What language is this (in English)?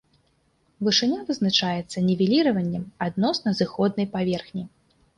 Belarusian